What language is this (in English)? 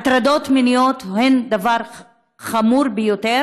Hebrew